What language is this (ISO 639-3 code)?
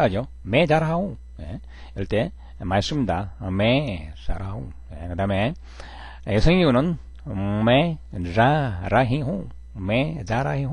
kor